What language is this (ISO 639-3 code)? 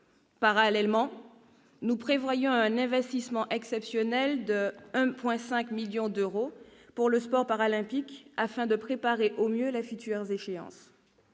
fra